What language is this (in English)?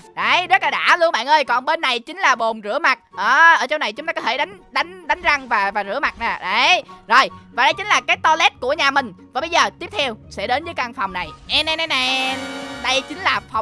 Vietnamese